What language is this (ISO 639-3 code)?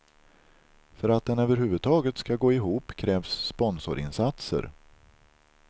swe